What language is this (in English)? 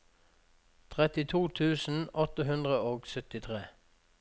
Norwegian